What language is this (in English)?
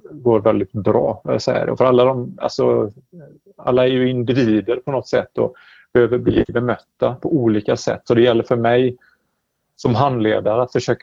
Swedish